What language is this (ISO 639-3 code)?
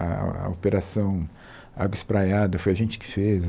por